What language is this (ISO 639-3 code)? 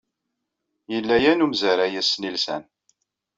kab